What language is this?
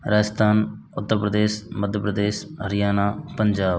Hindi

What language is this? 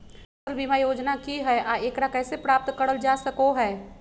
Magahi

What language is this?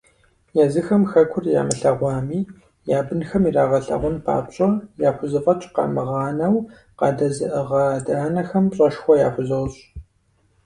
Kabardian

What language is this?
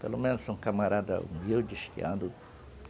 Portuguese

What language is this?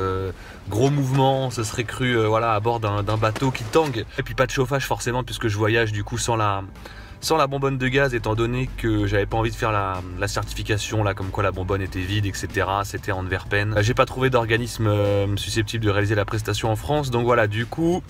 French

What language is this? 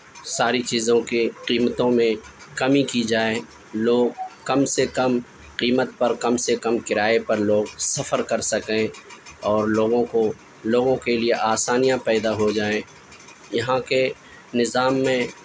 Urdu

